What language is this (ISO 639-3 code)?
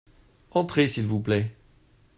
fra